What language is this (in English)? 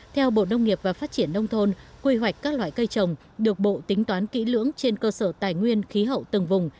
Vietnamese